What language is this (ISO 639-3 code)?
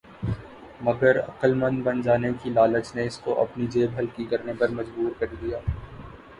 urd